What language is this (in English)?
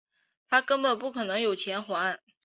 Chinese